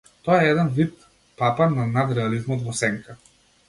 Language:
Macedonian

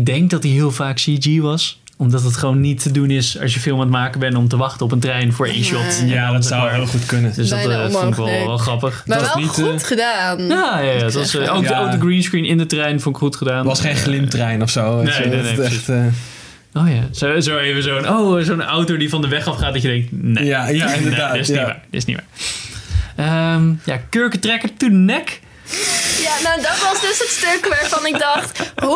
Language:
Dutch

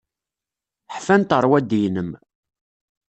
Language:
Kabyle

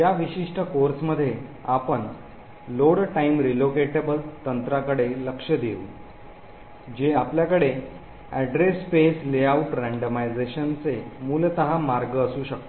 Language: Marathi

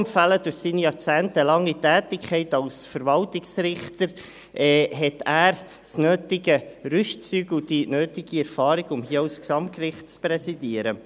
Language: Swiss German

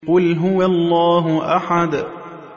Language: Arabic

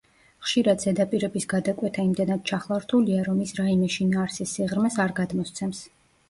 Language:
Georgian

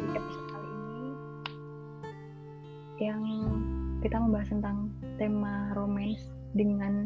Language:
Indonesian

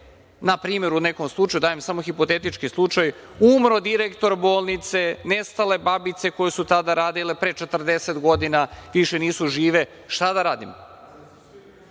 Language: Serbian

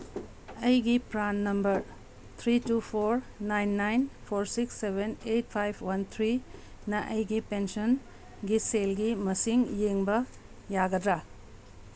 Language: Manipuri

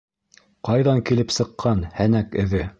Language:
Bashkir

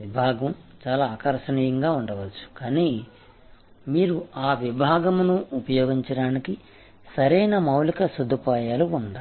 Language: Telugu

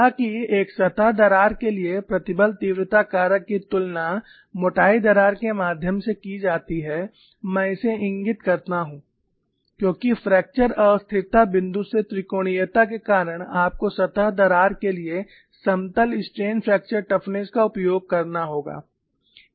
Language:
Hindi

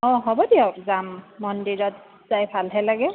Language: Assamese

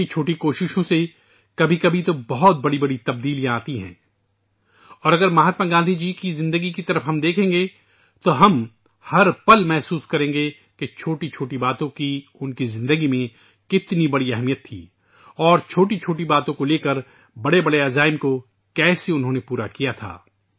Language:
Urdu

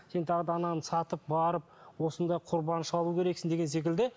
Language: Kazakh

